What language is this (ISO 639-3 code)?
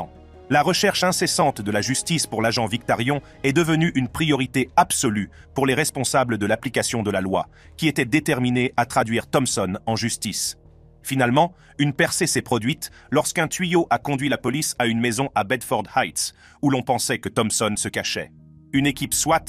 fra